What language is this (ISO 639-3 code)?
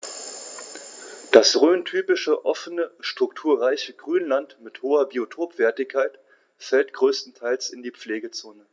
deu